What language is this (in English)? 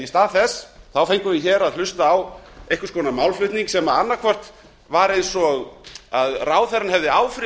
Icelandic